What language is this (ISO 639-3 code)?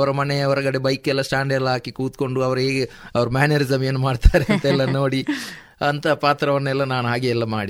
kan